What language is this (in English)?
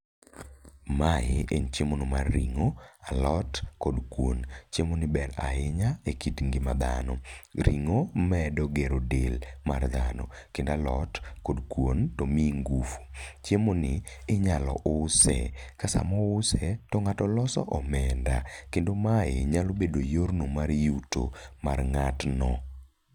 Luo (Kenya and Tanzania)